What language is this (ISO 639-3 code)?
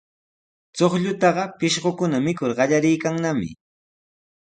qws